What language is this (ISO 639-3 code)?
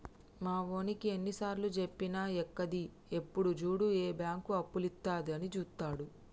tel